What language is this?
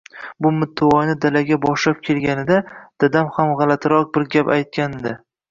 Uzbek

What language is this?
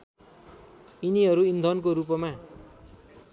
Nepali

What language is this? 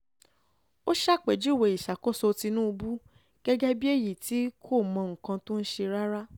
Yoruba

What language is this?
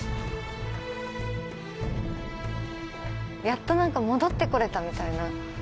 Japanese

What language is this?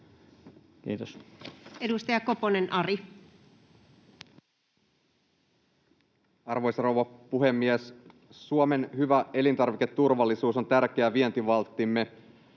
Finnish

